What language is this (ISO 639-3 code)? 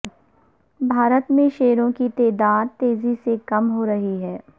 urd